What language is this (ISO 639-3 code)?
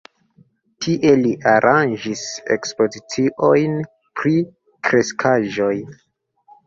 epo